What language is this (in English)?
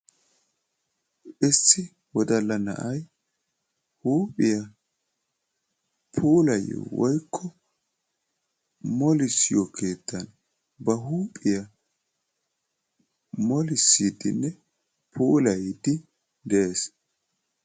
Wolaytta